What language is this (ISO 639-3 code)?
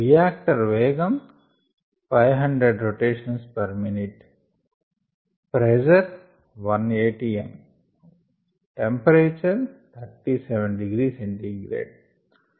tel